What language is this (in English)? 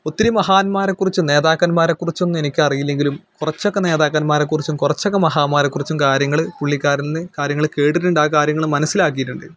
Malayalam